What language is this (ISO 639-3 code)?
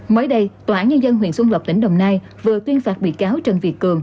vie